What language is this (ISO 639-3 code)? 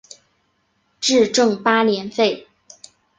zho